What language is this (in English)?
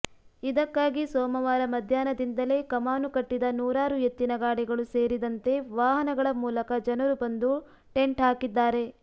Kannada